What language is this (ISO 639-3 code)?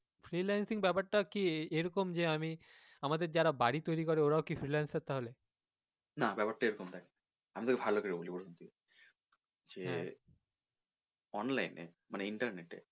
ben